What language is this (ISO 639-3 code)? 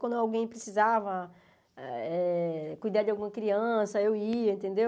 por